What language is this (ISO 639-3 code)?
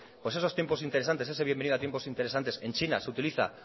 spa